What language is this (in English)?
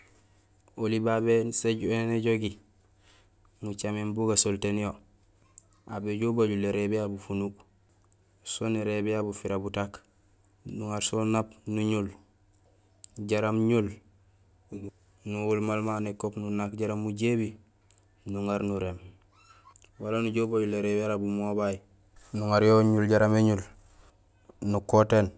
Gusilay